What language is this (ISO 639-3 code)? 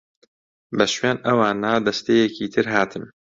ckb